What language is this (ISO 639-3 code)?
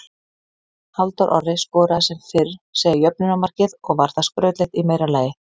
isl